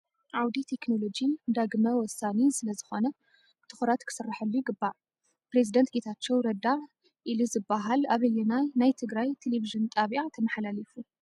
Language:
Tigrinya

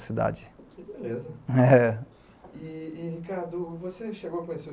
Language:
Portuguese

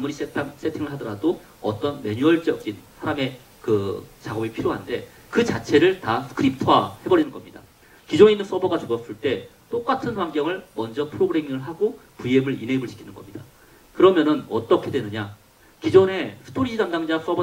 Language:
Korean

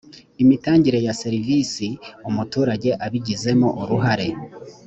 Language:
Kinyarwanda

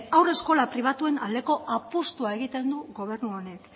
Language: Basque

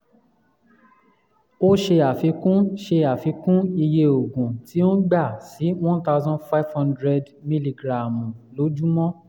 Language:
Yoruba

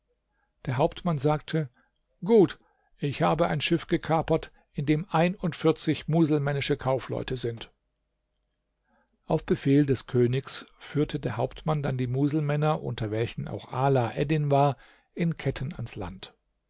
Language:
German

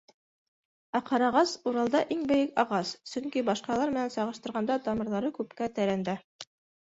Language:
Bashkir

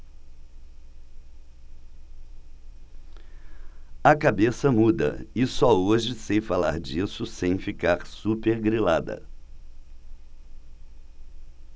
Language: Portuguese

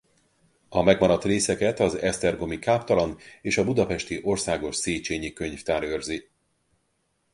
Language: Hungarian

